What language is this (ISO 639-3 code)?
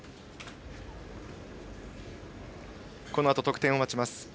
jpn